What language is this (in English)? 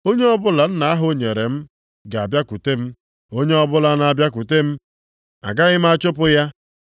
Igbo